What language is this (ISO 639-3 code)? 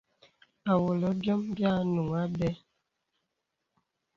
beb